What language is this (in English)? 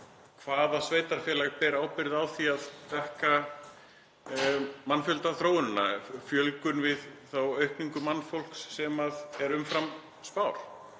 Icelandic